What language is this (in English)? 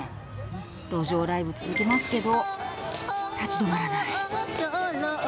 Japanese